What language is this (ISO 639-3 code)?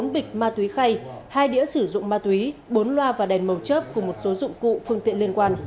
vie